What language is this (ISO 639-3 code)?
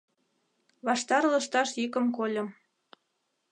chm